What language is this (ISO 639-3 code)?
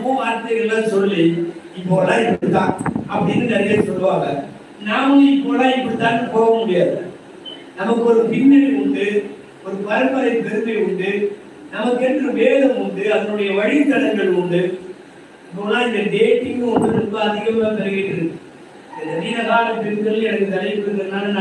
ara